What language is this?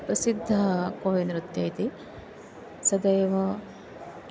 Sanskrit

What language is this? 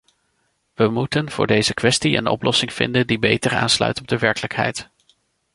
Dutch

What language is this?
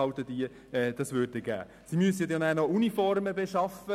Swiss German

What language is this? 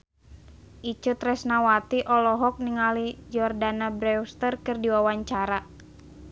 Sundanese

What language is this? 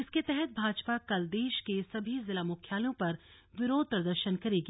Hindi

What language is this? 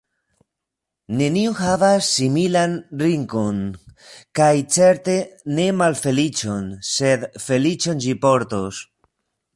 Esperanto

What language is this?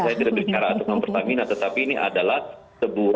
Indonesian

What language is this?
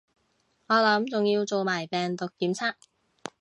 Cantonese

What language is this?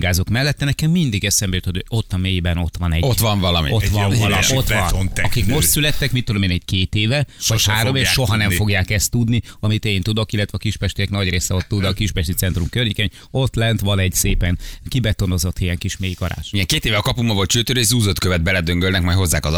Hungarian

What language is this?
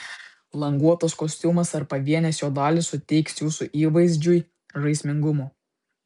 Lithuanian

